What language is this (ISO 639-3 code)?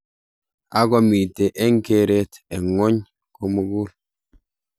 kln